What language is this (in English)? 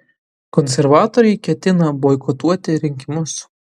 Lithuanian